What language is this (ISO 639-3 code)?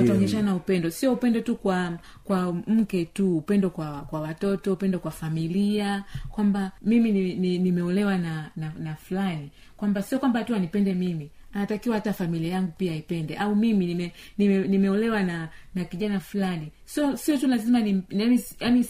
swa